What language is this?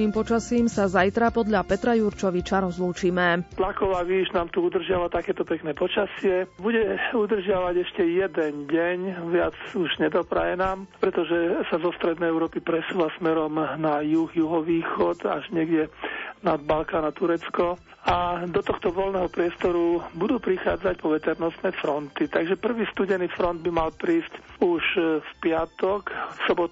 Slovak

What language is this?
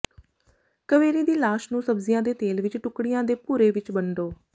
Punjabi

